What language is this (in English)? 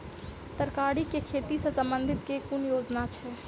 Maithili